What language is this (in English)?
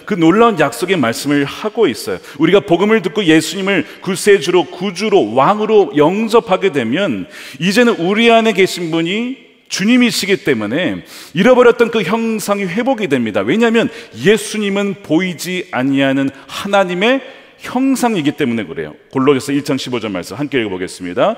Korean